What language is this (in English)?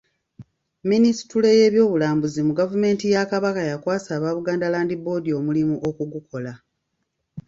Ganda